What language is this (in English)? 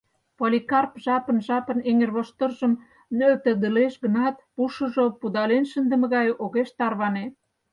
Mari